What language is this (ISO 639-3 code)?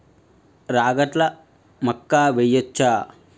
tel